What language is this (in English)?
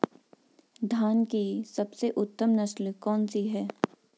Hindi